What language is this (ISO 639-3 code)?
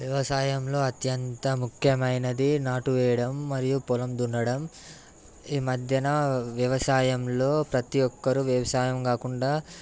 tel